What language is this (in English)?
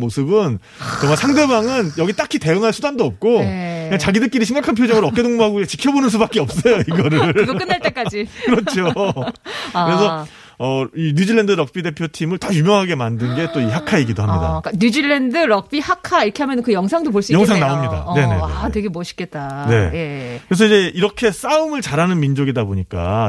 Korean